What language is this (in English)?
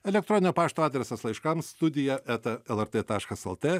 Lithuanian